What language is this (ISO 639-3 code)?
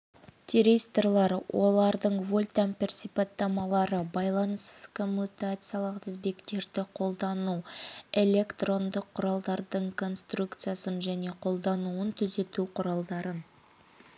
kaz